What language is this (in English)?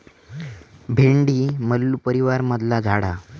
Marathi